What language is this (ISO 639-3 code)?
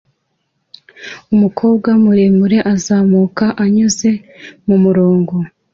kin